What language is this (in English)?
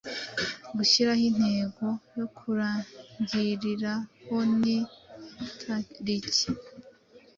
Kinyarwanda